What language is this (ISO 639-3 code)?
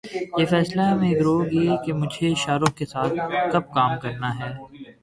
urd